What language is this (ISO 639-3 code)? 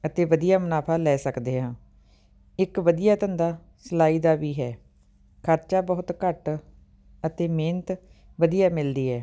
pan